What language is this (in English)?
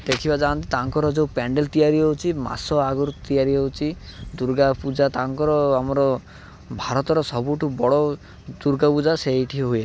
Odia